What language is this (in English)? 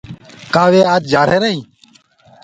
Gurgula